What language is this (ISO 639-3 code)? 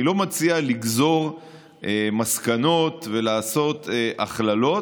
heb